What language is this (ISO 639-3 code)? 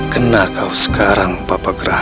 ind